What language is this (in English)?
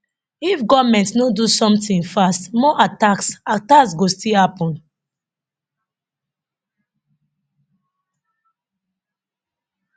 Nigerian Pidgin